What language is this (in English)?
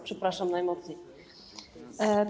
Polish